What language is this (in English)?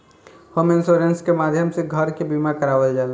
Bhojpuri